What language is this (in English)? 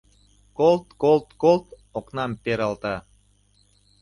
Mari